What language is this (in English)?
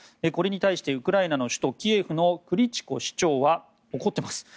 Japanese